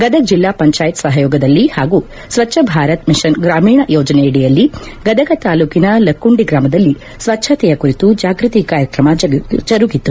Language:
Kannada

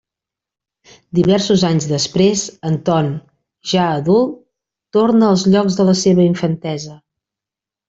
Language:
Catalan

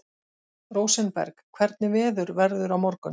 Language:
Icelandic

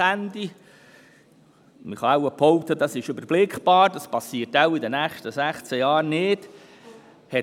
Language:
Swiss German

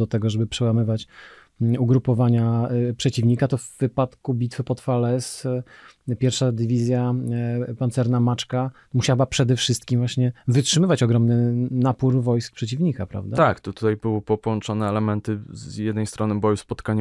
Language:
Polish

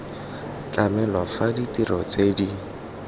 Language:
Tswana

